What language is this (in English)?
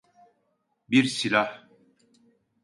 Turkish